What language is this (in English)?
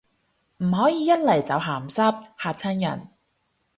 Cantonese